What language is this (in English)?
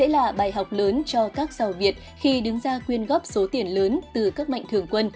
Vietnamese